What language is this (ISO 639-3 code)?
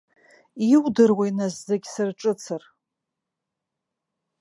abk